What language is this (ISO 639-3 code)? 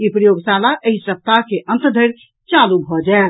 mai